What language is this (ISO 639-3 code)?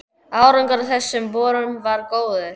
isl